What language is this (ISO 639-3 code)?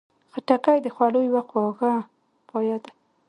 pus